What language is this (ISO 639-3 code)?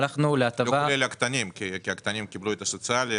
heb